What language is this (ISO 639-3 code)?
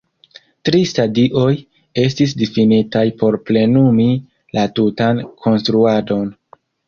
epo